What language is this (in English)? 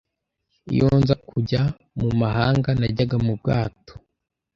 Kinyarwanda